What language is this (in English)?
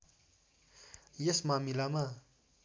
Nepali